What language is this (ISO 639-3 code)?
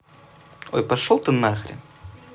rus